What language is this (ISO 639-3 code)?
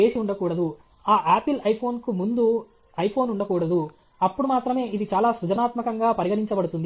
tel